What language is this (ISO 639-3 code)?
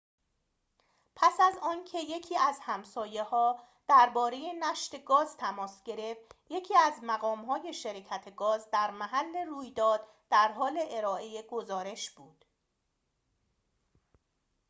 fas